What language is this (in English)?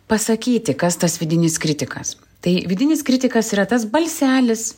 Lithuanian